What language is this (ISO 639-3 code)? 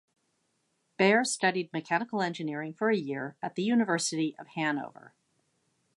eng